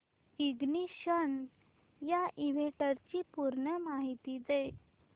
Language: Marathi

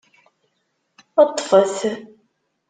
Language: Kabyle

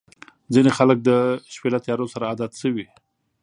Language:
Pashto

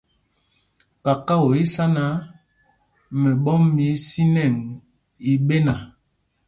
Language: Mpumpong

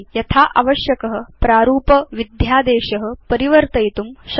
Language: Sanskrit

